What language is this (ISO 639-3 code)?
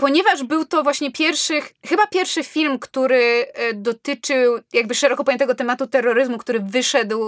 pol